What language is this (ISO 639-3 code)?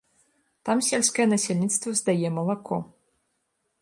bel